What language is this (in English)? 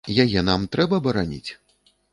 Belarusian